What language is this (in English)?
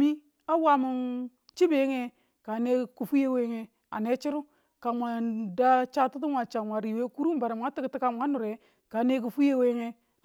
Tula